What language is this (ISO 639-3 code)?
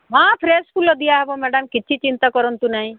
ori